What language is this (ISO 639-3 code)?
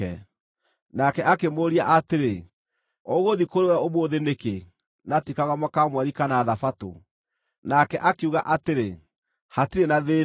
kik